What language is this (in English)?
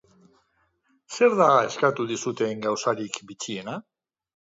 Basque